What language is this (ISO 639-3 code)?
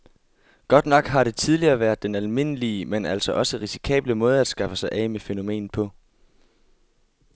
dan